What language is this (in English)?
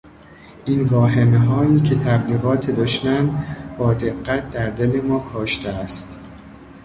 Persian